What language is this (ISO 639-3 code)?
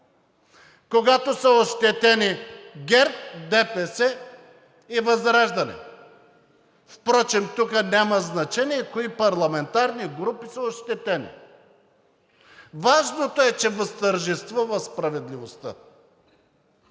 bul